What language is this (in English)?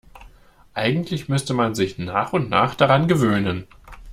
German